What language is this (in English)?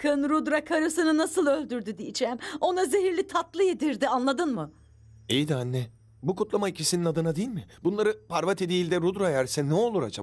Turkish